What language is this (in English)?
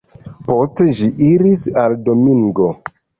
Esperanto